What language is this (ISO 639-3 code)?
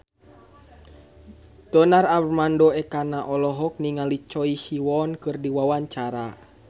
sun